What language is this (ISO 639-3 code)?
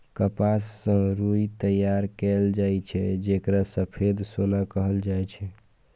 mai